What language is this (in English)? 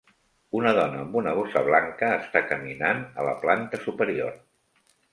Catalan